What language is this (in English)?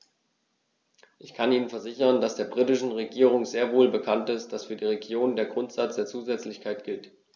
German